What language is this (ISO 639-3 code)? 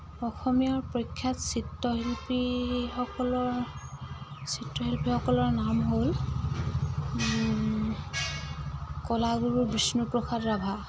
asm